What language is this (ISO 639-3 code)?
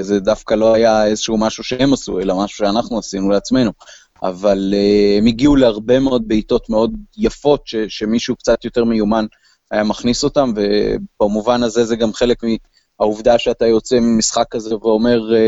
heb